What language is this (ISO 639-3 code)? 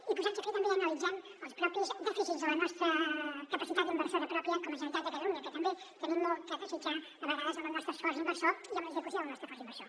cat